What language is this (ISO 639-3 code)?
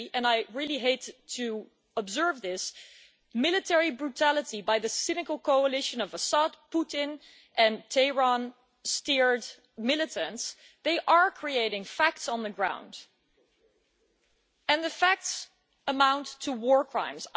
eng